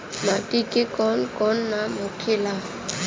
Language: Bhojpuri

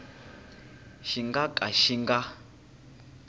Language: Tsonga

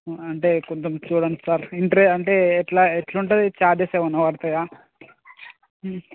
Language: Telugu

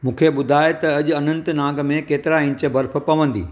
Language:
Sindhi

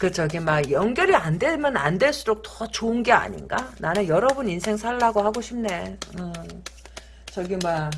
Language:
Korean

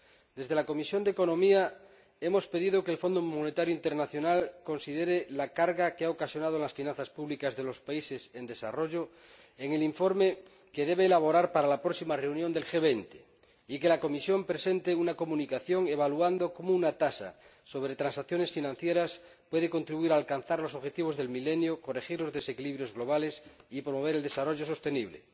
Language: Spanish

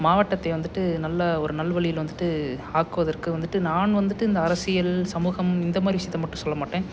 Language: Tamil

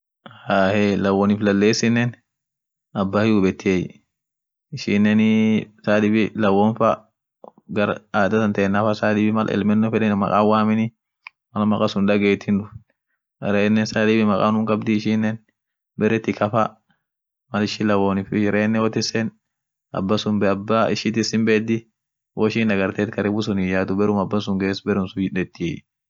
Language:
Orma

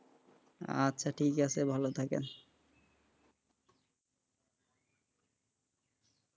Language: Bangla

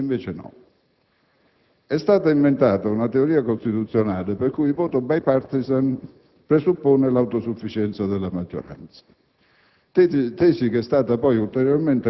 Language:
Italian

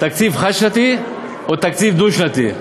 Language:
Hebrew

